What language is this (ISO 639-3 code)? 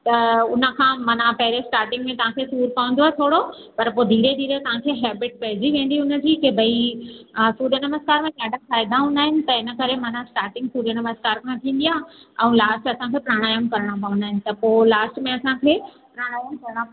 snd